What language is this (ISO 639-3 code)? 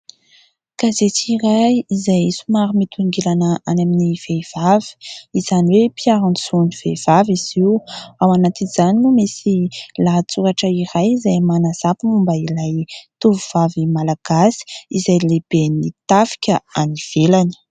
mlg